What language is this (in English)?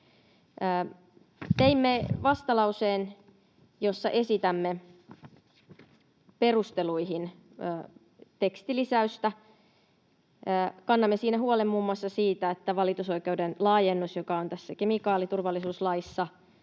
Finnish